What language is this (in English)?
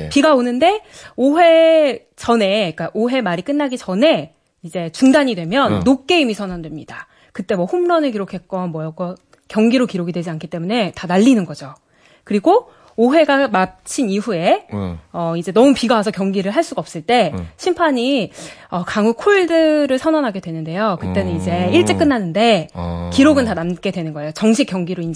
Korean